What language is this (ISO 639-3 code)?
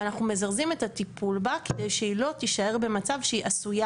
heb